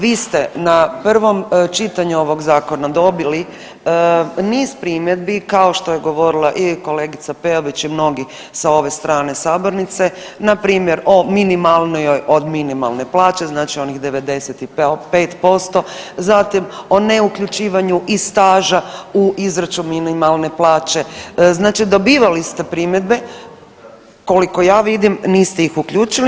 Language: Croatian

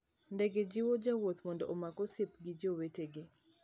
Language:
Luo (Kenya and Tanzania)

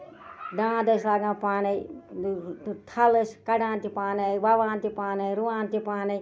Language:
Kashmiri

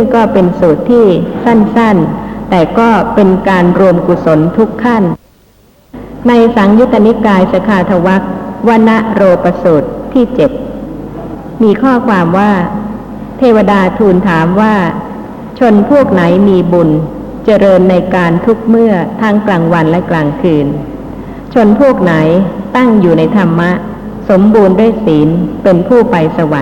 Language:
Thai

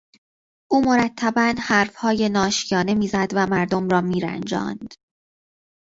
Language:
Persian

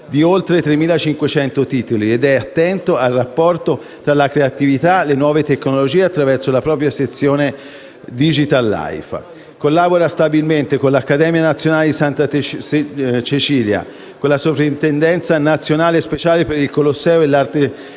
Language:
Italian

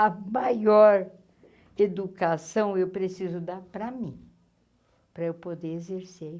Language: Portuguese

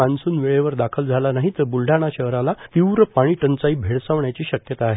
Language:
Marathi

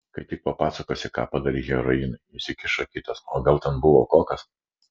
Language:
Lithuanian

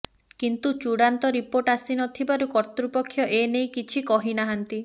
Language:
Odia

